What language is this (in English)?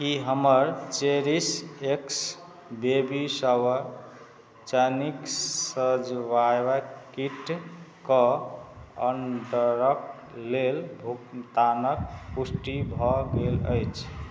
Maithili